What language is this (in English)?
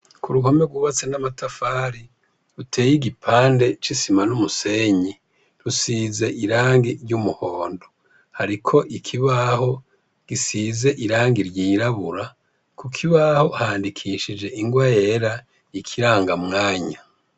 Rundi